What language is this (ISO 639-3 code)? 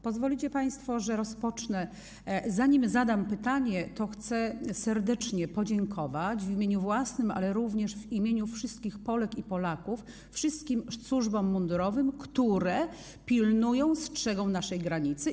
pol